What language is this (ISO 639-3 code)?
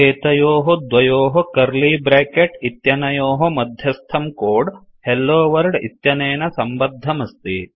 san